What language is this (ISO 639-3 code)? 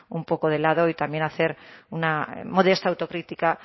spa